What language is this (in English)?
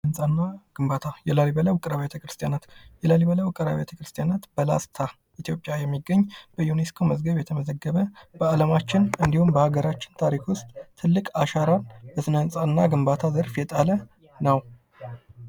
Amharic